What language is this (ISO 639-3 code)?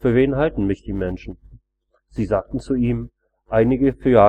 deu